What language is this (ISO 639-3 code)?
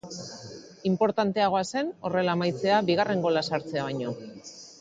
eus